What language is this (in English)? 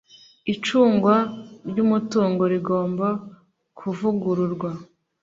Kinyarwanda